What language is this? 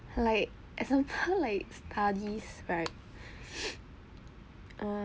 English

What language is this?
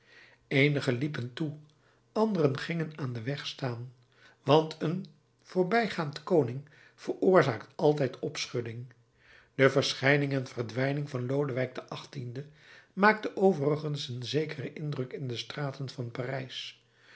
Dutch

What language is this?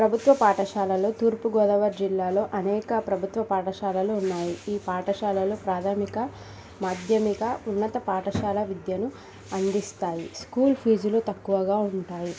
Telugu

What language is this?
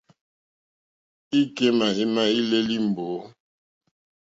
Mokpwe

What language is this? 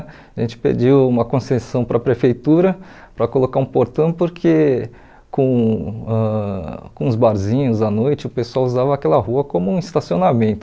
Portuguese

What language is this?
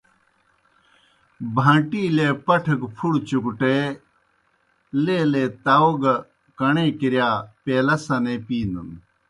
Kohistani Shina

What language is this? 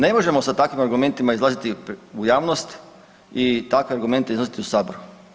Croatian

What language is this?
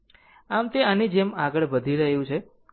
Gujarati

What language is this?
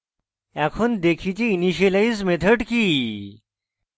Bangla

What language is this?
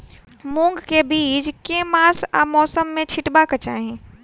Maithili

